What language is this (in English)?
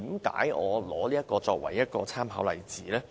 Cantonese